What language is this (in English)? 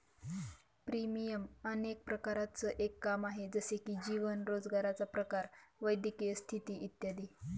Marathi